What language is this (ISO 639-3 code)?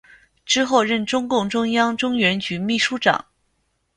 zho